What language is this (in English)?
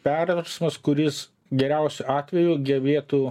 Lithuanian